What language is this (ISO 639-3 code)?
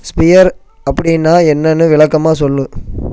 tam